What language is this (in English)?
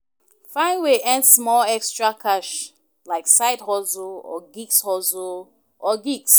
Nigerian Pidgin